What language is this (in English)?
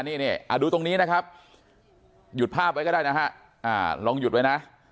Thai